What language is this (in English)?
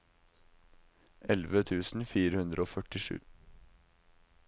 Norwegian